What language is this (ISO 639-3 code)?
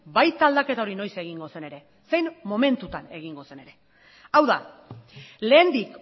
eus